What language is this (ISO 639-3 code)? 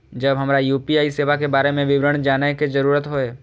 mai